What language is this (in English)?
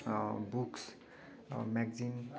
Nepali